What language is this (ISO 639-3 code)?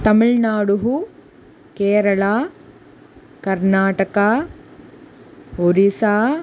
san